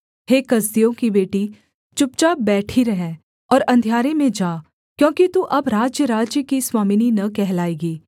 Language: Hindi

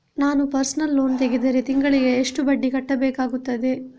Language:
Kannada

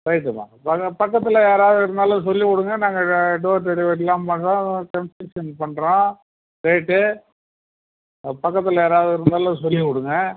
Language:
Tamil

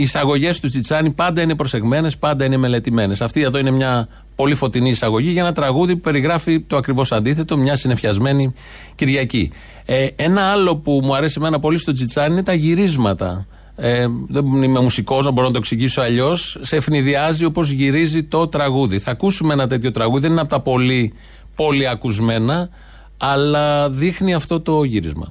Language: Greek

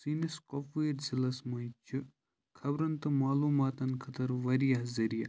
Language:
Kashmiri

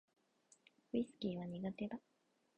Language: Japanese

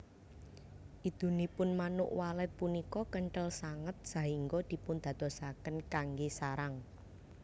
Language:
Javanese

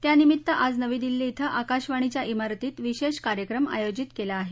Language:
Marathi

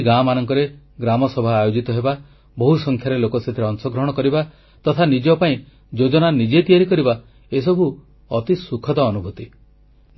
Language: Odia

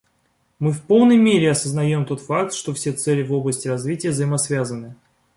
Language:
Russian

